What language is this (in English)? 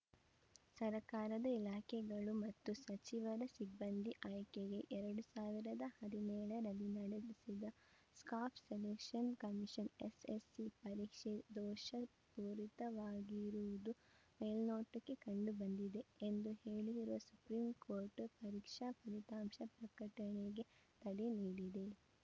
Kannada